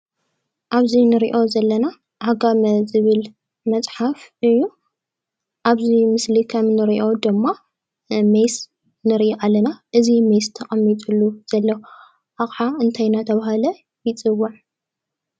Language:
Tigrinya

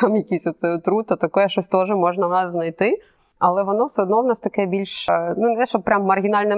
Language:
Ukrainian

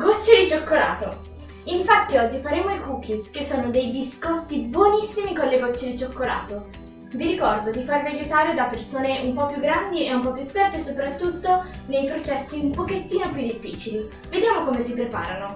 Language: Italian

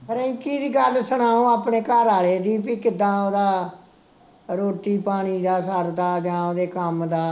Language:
Punjabi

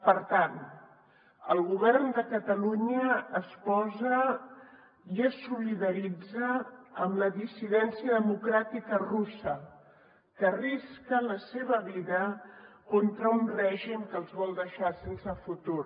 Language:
Catalan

